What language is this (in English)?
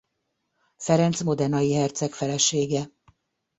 Hungarian